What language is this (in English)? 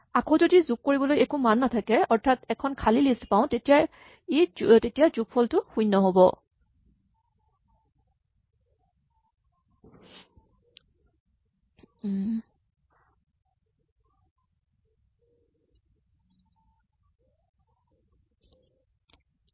Assamese